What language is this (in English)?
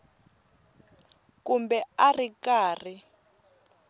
Tsonga